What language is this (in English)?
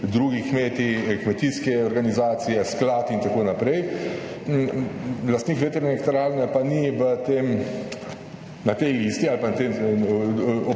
Slovenian